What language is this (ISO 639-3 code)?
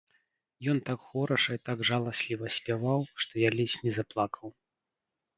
bel